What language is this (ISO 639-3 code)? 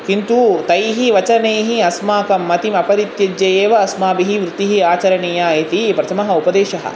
san